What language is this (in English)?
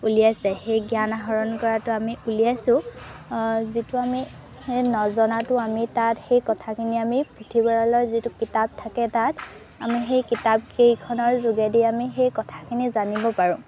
Assamese